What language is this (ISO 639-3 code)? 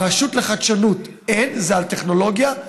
heb